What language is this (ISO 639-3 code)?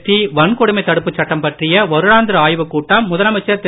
tam